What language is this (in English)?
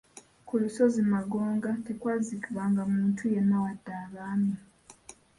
Ganda